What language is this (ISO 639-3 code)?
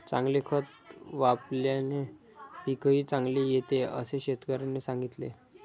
mar